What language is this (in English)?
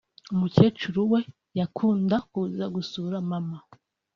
Kinyarwanda